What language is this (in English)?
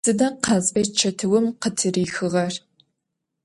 Adyghe